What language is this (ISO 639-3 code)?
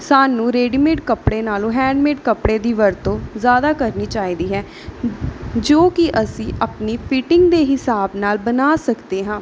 pan